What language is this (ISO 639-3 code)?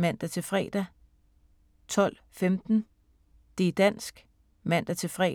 dan